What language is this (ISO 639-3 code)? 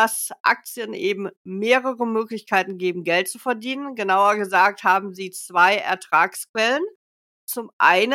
deu